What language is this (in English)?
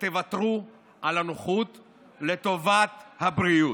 Hebrew